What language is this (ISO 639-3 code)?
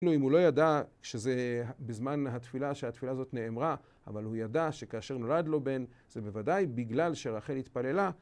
heb